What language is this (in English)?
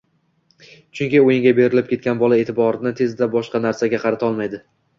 Uzbek